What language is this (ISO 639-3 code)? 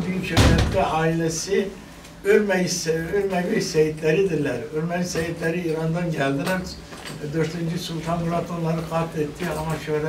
tur